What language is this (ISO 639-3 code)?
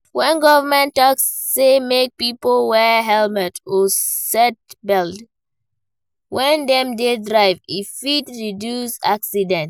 pcm